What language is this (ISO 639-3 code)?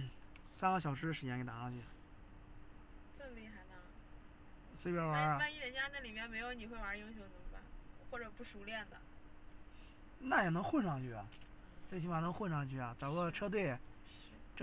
zho